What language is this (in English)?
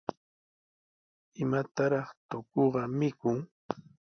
Sihuas Ancash Quechua